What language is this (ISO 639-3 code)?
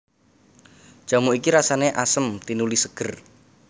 jav